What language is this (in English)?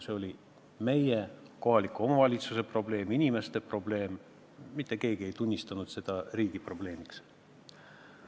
Estonian